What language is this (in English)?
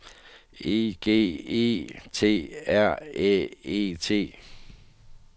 Danish